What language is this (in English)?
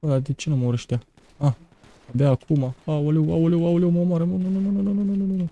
Romanian